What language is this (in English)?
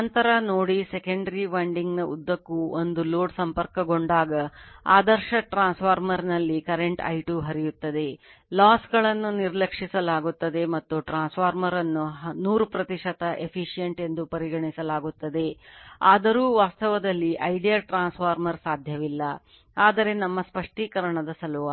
Kannada